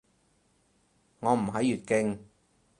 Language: Cantonese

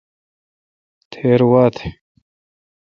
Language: Kalkoti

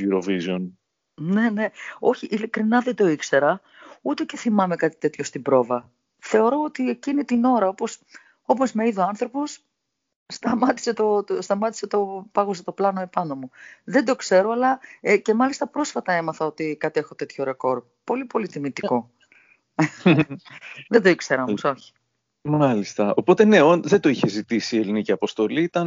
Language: Greek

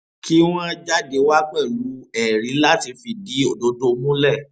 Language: Yoruba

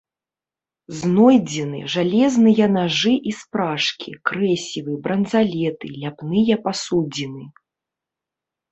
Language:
Belarusian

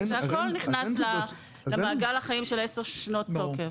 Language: Hebrew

